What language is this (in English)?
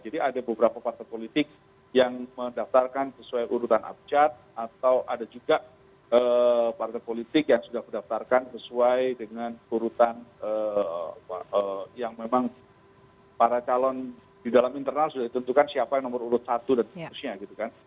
Indonesian